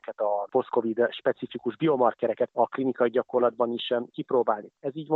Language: Hungarian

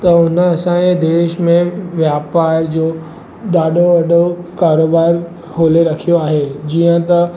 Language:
Sindhi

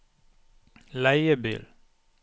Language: Norwegian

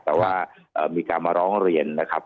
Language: Thai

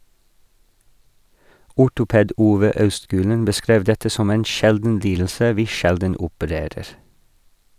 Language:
Norwegian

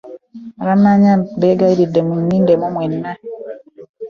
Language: Ganda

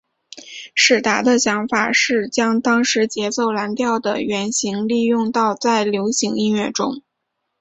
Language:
Chinese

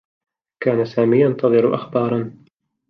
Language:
Arabic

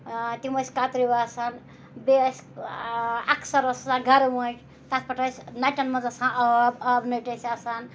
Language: Kashmiri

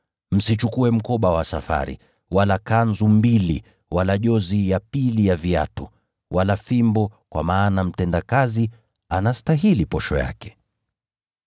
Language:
Swahili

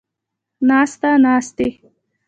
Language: Pashto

